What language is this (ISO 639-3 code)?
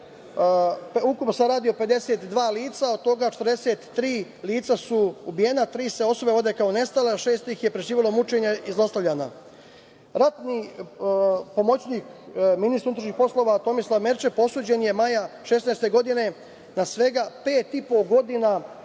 srp